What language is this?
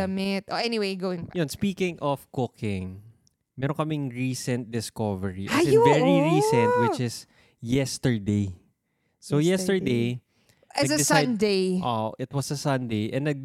Filipino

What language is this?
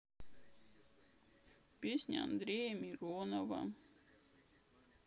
Russian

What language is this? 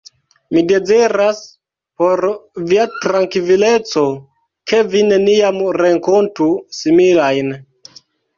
Esperanto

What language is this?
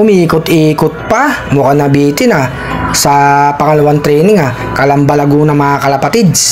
Filipino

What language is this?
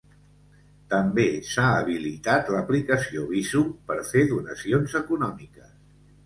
Catalan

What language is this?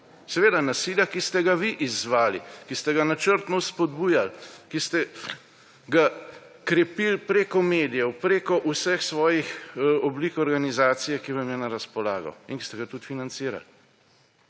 Slovenian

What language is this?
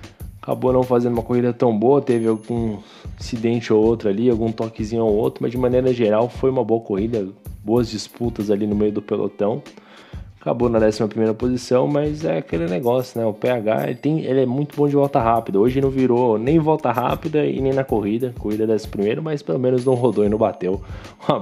Portuguese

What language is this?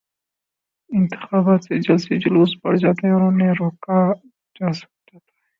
Urdu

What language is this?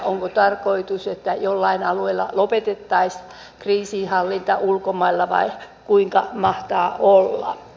Finnish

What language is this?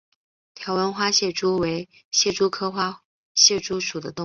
Chinese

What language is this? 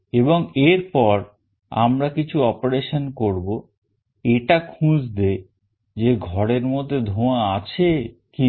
Bangla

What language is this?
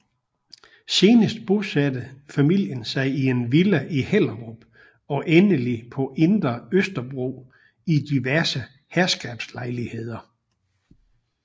Danish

